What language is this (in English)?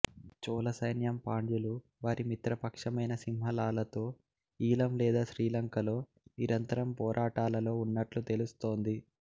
Telugu